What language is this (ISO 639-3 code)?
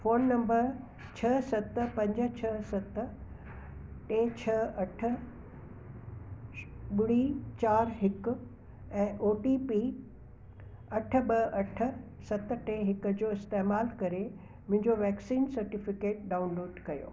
snd